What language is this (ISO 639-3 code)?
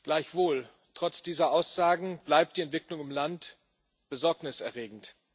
deu